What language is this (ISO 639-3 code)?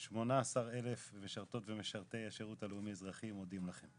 heb